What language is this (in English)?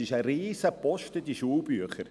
Swiss German